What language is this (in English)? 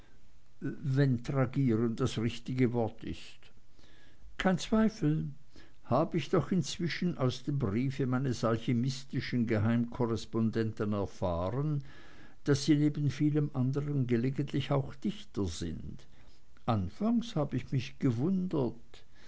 German